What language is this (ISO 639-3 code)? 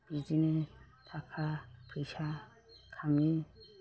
brx